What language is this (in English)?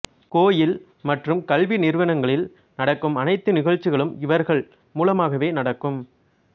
Tamil